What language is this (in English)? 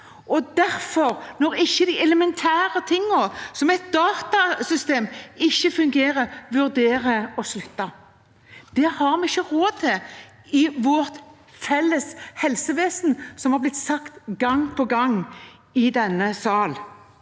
Norwegian